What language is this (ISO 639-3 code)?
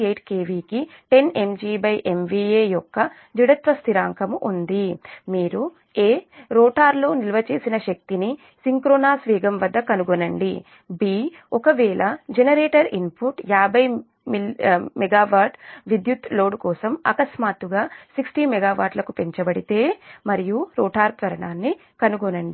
tel